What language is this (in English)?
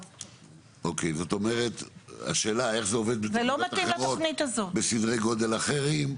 Hebrew